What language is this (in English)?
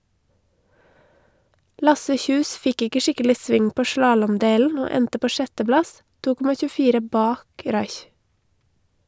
Norwegian